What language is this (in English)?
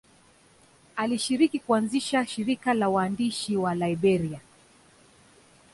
Swahili